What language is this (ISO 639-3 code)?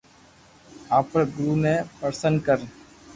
lrk